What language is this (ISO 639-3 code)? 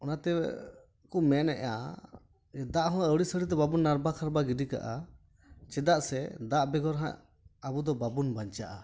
sat